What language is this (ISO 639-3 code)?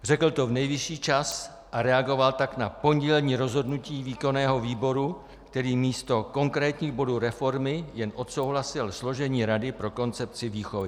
ces